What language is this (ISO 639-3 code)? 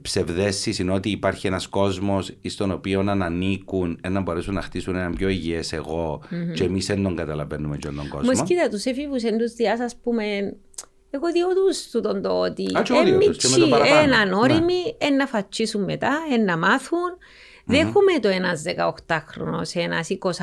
ell